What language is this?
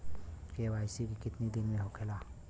Bhojpuri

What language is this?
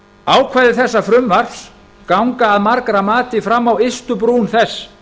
Icelandic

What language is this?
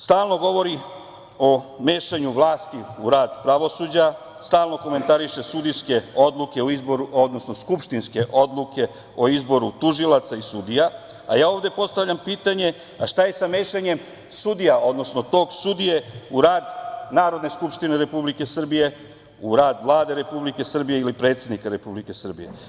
Serbian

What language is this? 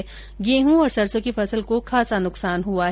Hindi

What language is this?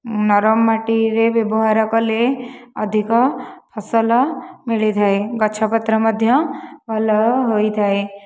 Odia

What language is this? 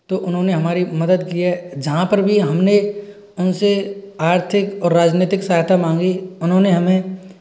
Hindi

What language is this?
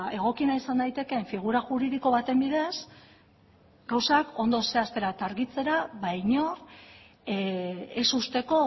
Basque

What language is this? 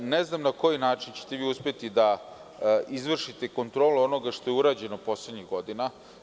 Serbian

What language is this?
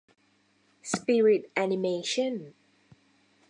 Thai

